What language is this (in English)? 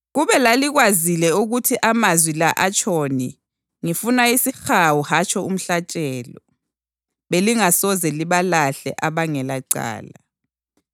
North Ndebele